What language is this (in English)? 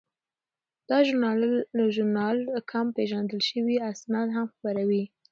Pashto